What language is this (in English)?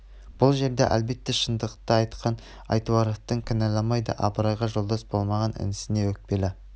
Kazakh